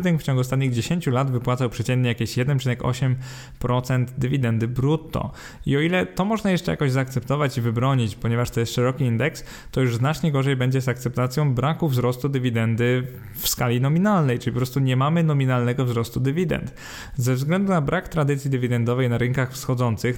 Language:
Polish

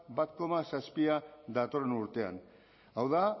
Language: Basque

